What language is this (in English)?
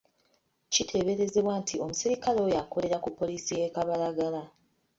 Ganda